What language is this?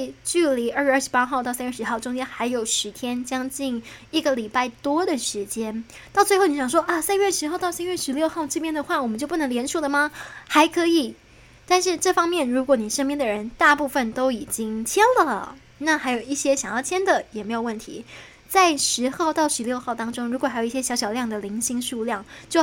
Chinese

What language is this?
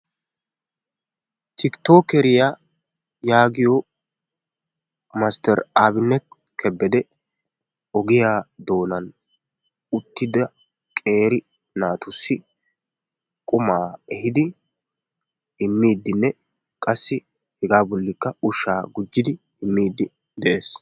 Wolaytta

